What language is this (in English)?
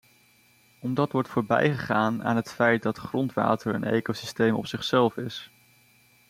Dutch